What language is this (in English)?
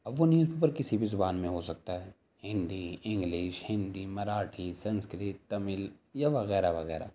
Urdu